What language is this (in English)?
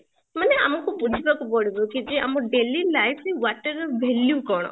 Odia